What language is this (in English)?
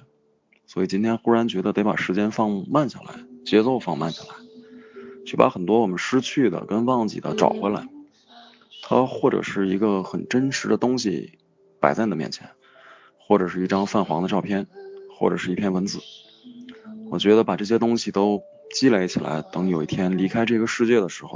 Chinese